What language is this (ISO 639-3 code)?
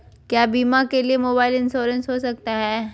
mag